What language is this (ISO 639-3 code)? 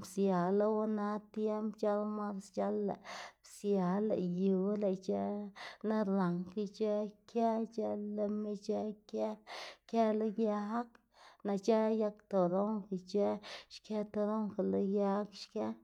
ztg